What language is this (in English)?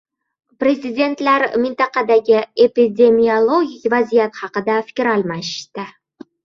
Uzbek